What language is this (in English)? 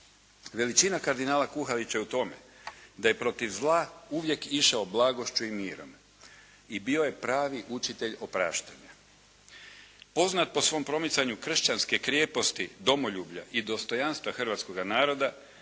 Croatian